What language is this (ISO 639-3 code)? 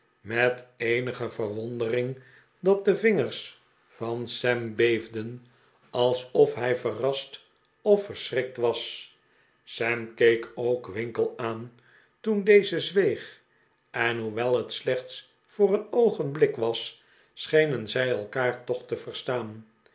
nld